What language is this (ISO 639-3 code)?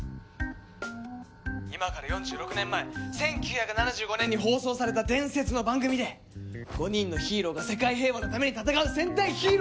jpn